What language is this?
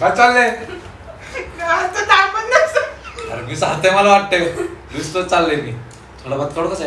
Marathi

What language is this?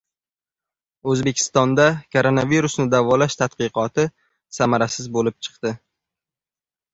Uzbek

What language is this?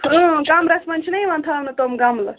Kashmiri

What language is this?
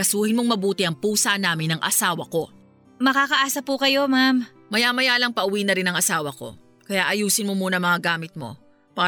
Filipino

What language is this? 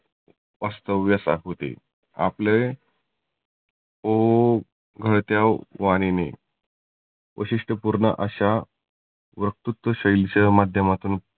Marathi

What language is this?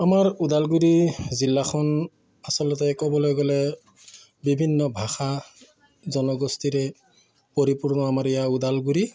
Assamese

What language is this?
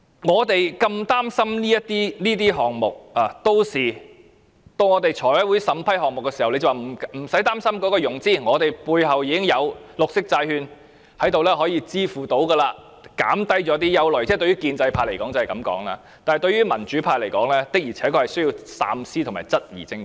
Cantonese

